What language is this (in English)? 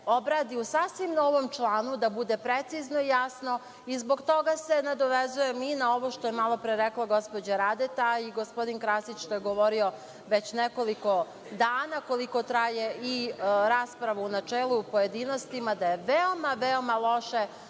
Serbian